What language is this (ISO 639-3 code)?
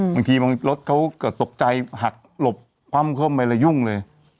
tha